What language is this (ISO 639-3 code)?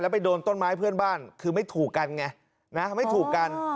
tha